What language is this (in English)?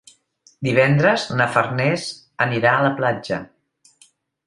Catalan